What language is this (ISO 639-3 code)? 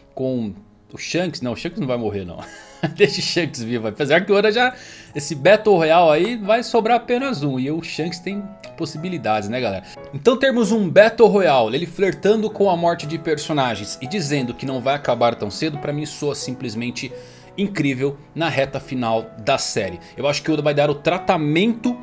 por